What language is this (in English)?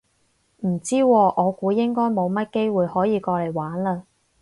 Cantonese